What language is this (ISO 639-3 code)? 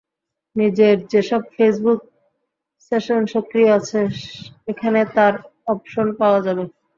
ben